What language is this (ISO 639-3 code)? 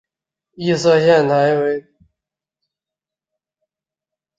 zho